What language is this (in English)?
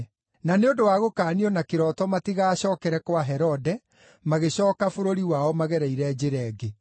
Kikuyu